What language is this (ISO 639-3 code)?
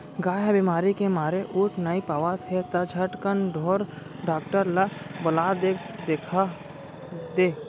hne